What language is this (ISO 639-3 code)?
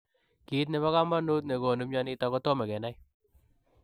kln